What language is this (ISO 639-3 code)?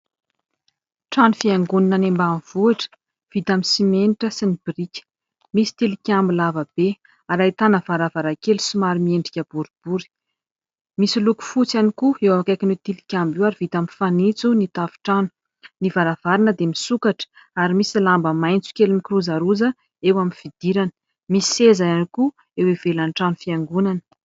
mlg